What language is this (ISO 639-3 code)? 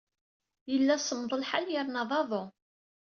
kab